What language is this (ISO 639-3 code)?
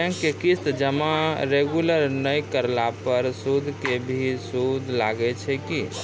mai